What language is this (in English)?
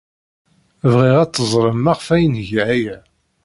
Kabyle